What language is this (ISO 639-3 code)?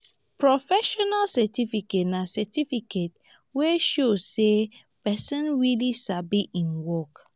pcm